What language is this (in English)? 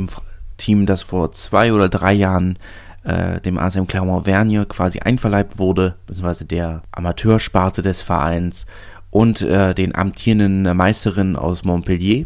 German